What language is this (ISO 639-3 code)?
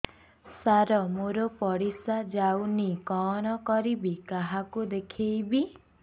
ori